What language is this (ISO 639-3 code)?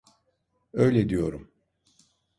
tur